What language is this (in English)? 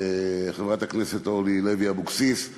Hebrew